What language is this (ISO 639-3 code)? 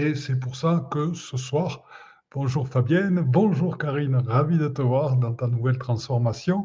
fra